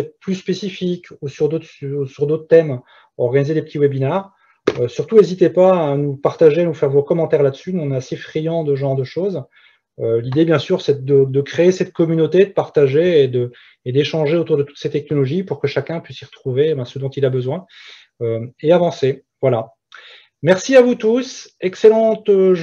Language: French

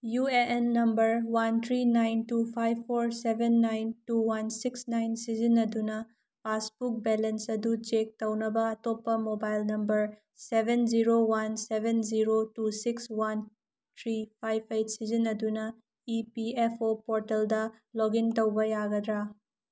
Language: Manipuri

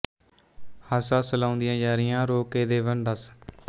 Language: Punjabi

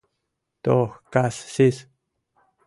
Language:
Mari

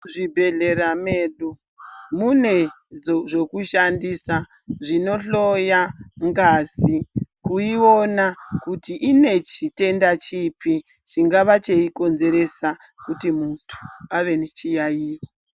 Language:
Ndau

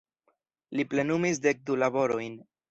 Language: Esperanto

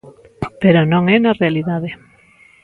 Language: Galician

